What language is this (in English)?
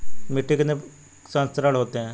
Hindi